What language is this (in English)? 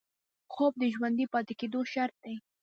Pashto